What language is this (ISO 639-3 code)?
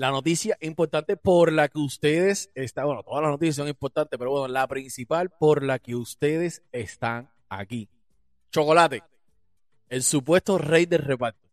spa